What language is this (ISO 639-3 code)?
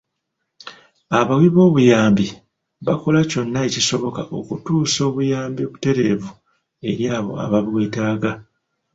lug